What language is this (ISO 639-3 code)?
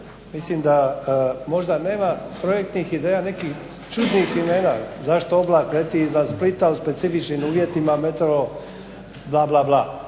hrv